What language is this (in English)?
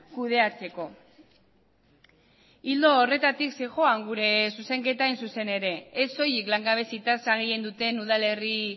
Basque